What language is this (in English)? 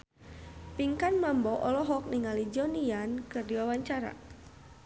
Sundanese